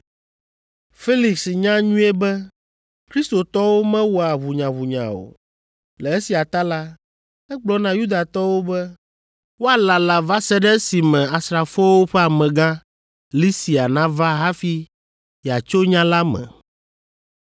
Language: Ewe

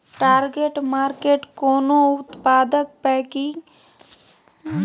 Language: Maithili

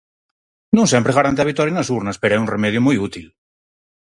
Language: Galician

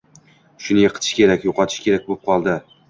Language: Uzbek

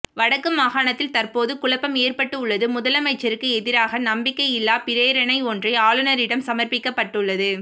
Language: Tamil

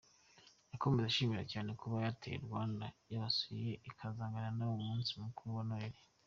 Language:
Kinyarwanda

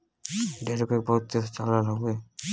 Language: Bhojpuri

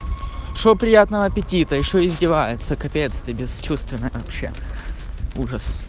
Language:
Russian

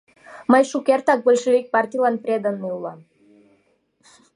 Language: Mari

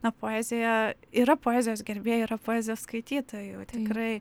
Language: Lithuanian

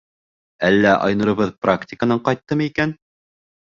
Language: Bashkir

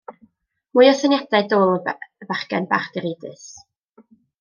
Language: Welsh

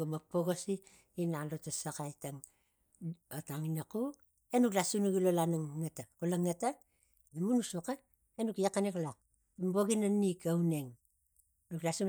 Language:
Tigak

